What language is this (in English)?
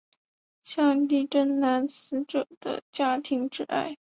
Chinese